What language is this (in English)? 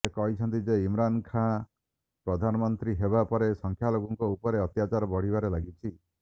Odia